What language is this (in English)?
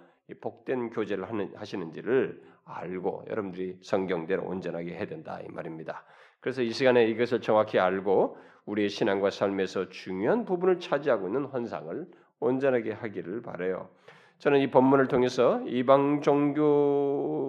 Korean